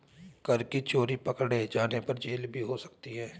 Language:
Hindi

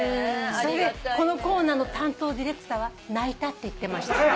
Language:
Japanese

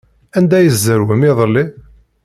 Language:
Kabyle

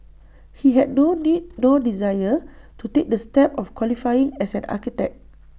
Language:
English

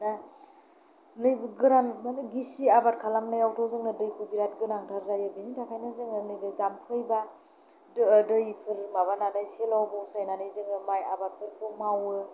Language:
Bodo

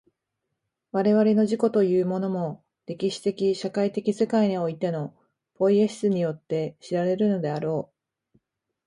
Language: Japanese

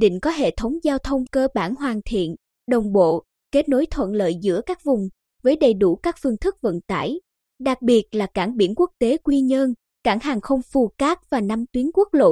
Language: Vietnamese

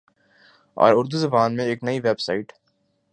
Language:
Urdu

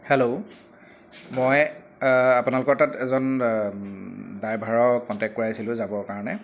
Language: Assamese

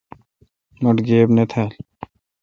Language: Kalkoti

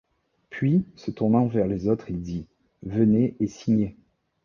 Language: French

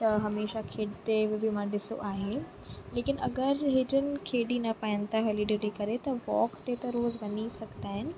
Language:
Sindhi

